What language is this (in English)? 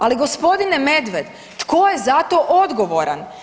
Croatian